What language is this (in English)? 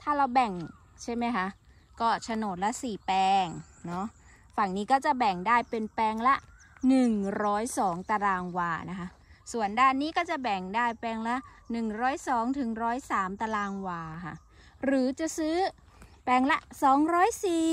Thai